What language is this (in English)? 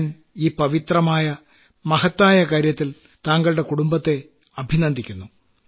Malayalam